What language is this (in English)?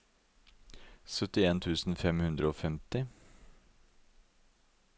Norwegian